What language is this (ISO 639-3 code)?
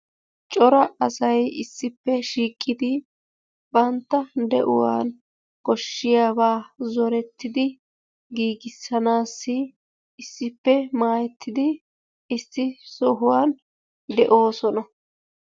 wal